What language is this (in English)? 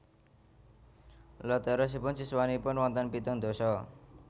Javanese